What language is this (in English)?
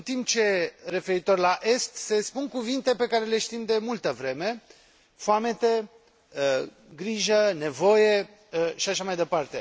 Romanian